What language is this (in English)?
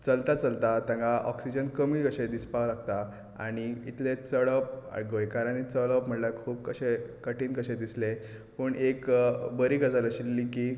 Konkani